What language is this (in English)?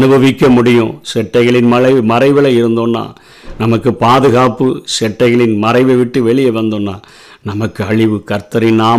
Tamil